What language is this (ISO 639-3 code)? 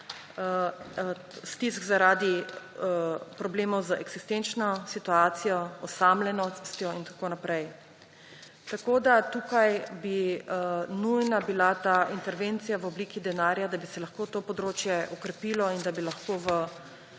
slv